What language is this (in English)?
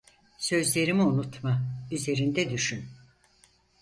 Turkish